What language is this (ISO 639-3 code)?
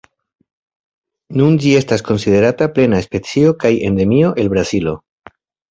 epo